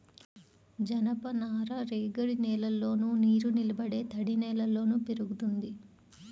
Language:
Telugu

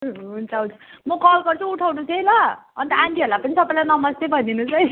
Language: Nepali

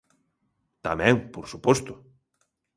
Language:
Galician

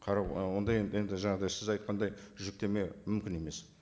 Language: Kazakh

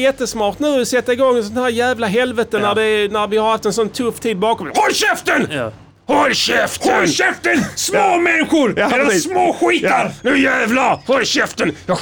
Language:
Swedish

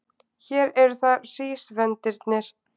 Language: Icelandic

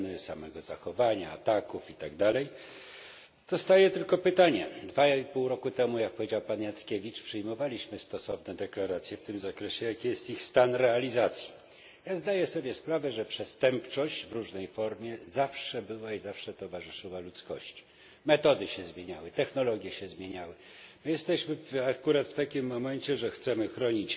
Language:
Polish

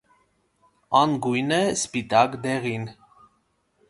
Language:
Armenian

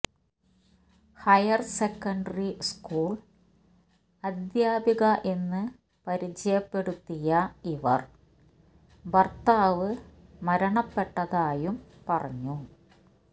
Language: Malayalam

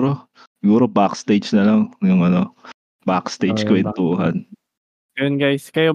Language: Filipino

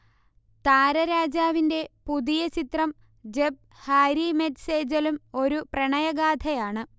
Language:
Malayalam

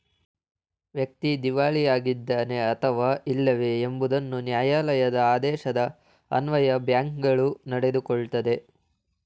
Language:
Kannada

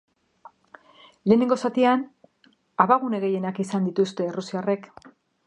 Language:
Basque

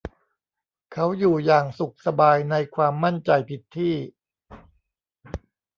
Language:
Thai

